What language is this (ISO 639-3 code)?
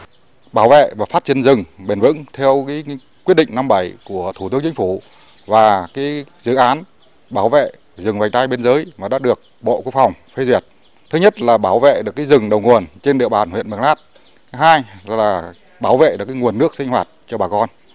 vie